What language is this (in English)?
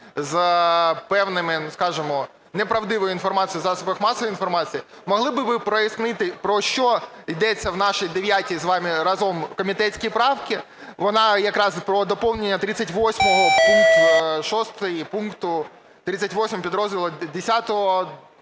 Ukrainian